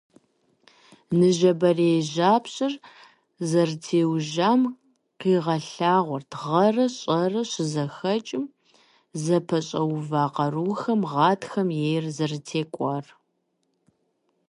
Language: Kabardian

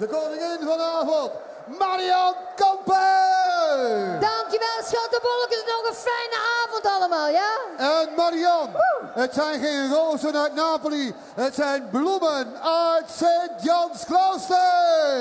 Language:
Dutch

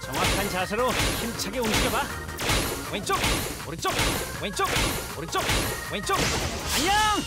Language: Korean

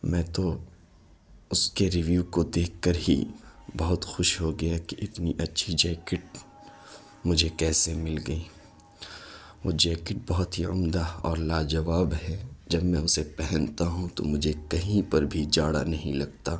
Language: Urdu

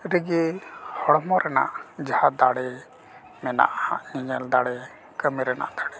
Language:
Santali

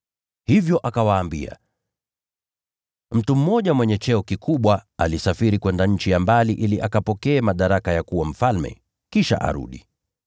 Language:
Swahili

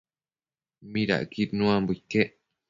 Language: Matsés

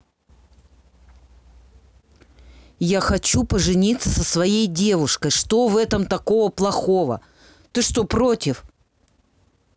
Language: Russian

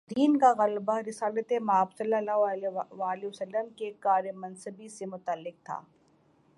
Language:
Urdu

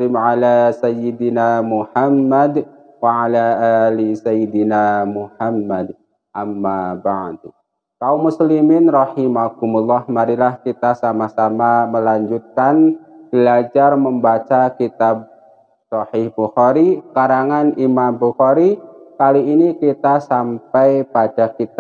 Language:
Indonesian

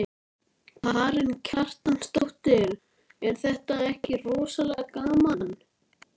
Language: Icelandic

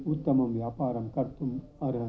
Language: Sanskrit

